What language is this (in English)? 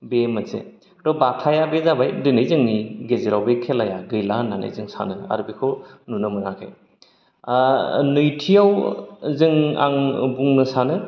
Bodo